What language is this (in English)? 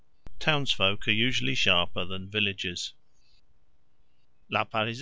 English